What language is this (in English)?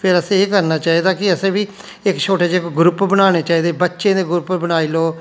Dogri